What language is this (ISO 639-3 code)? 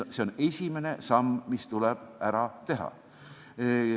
est